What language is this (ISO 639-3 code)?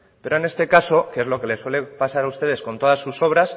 spa